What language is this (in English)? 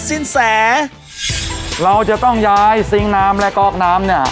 Thai